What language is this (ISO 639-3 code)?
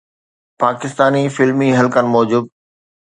snd